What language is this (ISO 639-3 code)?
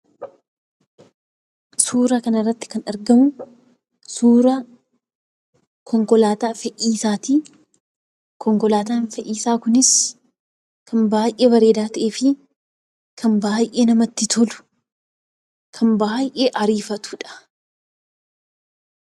orm